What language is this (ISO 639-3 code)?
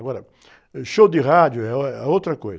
por